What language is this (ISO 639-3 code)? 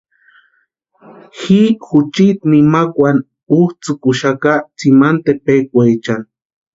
pua